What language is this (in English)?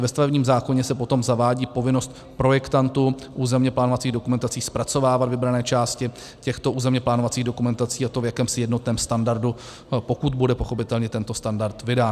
Czech